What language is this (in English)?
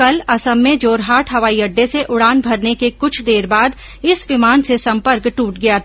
Hindi